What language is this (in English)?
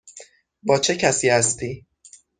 Persian